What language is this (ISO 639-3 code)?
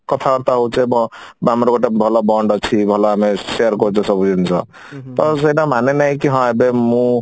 ori